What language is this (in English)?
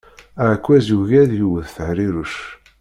Kabyle